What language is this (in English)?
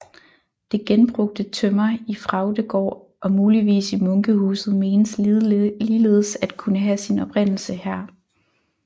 Danish